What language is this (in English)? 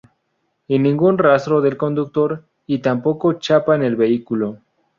Spanish